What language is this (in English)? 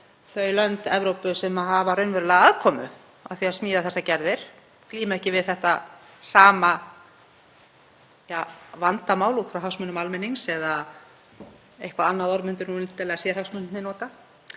Icelandic